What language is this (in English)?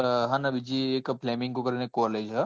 Gujarati